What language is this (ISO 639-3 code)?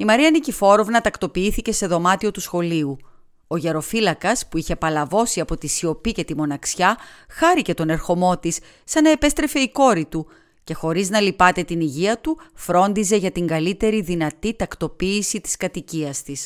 ell